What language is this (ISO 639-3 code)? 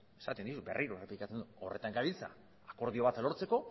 eus